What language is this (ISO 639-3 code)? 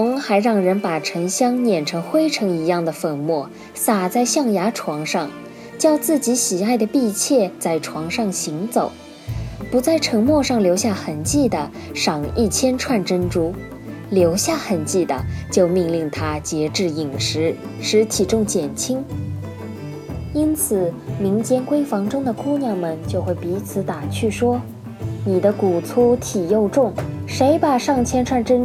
zho